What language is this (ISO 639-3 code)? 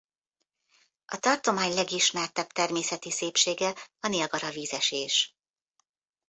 hun